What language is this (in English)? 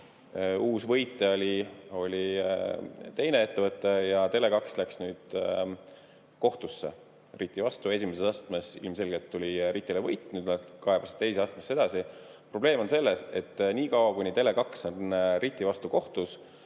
Estonian